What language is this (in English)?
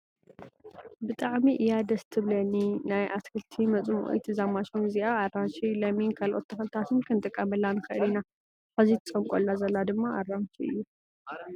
Tigrinya